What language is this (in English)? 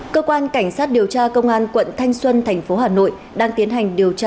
Vietnamese